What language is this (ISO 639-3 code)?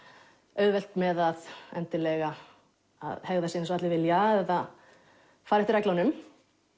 isl